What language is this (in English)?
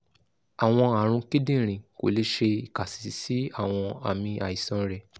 Yoruba